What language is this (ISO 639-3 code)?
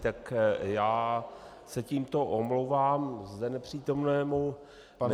ces